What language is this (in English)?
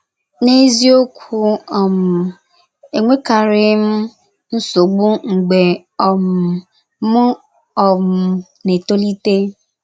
Igbo